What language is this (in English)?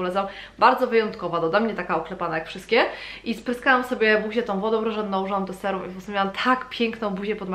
Polish